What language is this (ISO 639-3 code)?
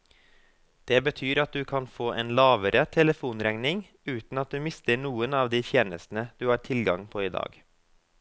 nor